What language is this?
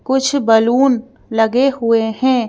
Hindi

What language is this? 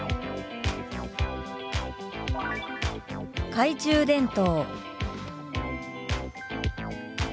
Japanese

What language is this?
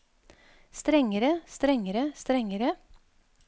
Norwegian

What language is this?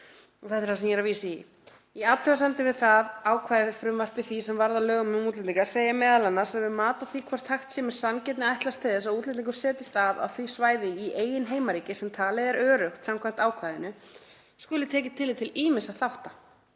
Icelandic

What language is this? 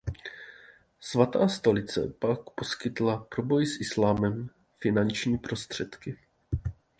Czech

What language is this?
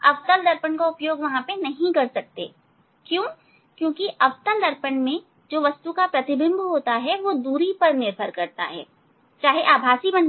Hindi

